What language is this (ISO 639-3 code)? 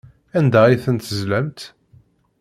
kab